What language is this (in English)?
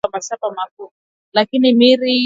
Swahili